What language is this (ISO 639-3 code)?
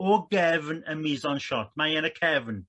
cym